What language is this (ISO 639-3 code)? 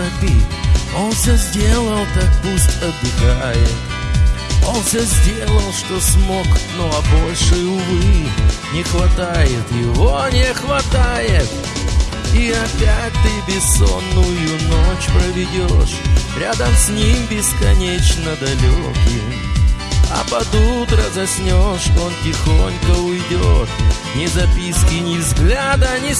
rus